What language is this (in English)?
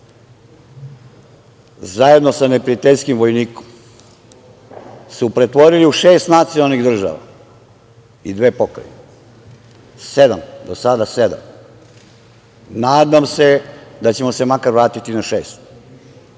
Serbian